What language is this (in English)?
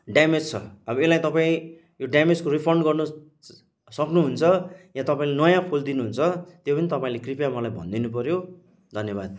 Nepali